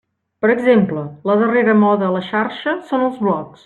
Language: Catalan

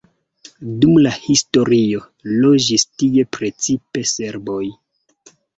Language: Esperanto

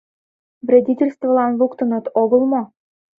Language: Mari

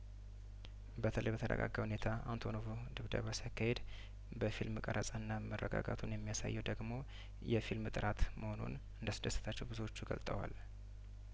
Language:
Amharic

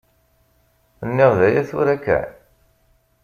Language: Kabyle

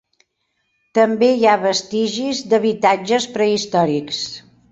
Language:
Catalan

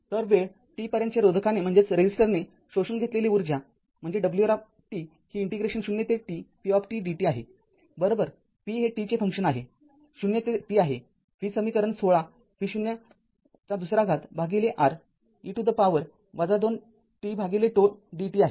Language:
Marathi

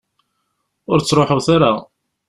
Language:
Kabyle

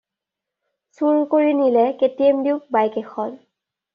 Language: Assamese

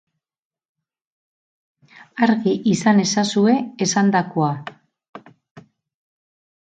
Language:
Basque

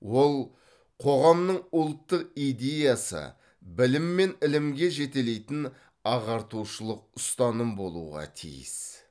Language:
Kazakh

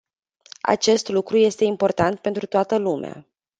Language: Romanian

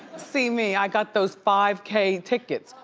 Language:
English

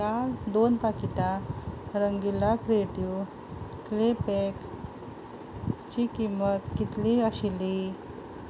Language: Konkani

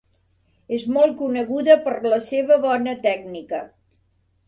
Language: Catalan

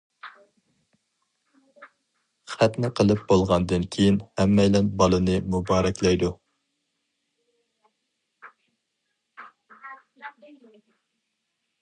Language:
Uyghur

